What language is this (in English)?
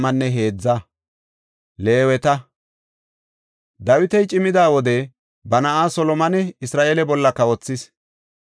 Gofa